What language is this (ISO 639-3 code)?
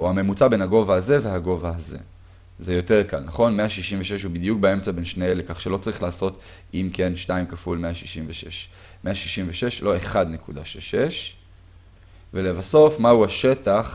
heb